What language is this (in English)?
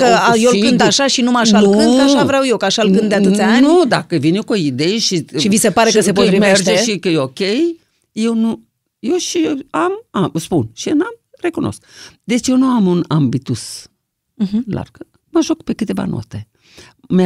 Romanian